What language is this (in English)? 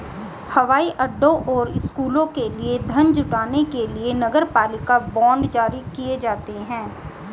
Hindi